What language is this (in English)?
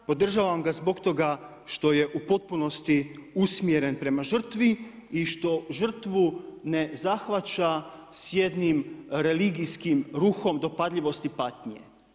Croatian